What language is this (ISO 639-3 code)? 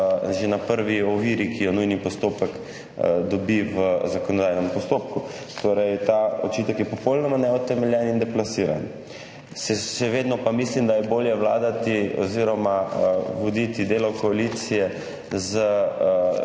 slv